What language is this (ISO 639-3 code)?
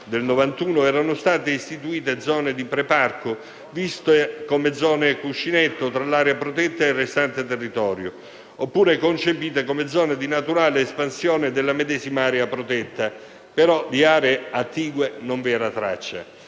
ita